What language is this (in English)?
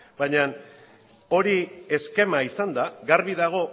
Basque